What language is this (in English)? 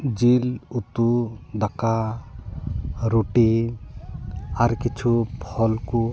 Santali